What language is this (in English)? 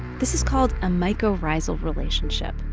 English